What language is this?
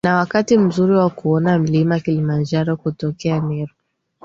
Swahili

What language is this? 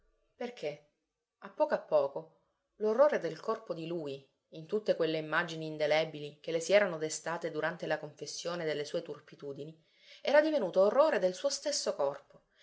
Italian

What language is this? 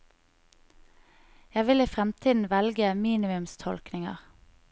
Norwegian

